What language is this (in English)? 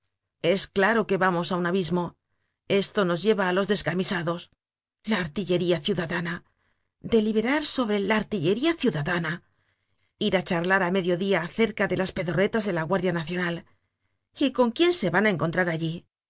Spanish